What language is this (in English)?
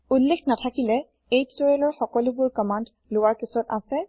Assamese